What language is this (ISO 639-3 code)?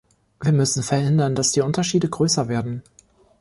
deu